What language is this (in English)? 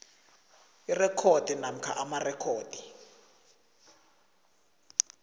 South Ndebele